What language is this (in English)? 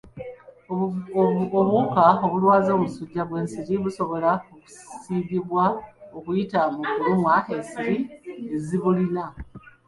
Ganda